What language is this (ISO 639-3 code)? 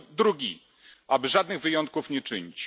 pol